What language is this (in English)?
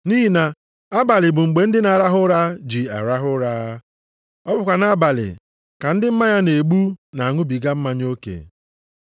Igbo